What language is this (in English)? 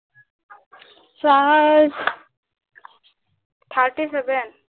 Assamese